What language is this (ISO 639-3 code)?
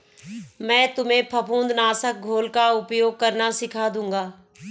hin